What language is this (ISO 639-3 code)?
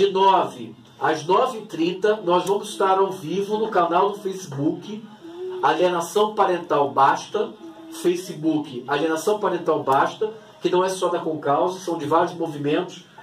por